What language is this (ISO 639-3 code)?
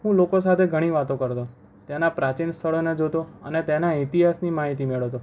guj